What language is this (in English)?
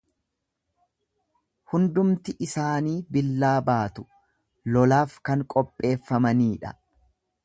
Oromo